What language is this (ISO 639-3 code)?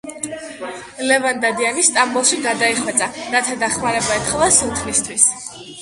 kat